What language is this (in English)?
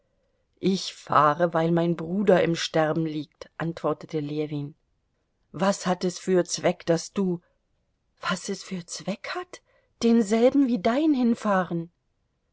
German